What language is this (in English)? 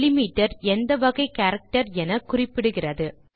Tamil